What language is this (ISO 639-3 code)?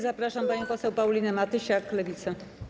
pol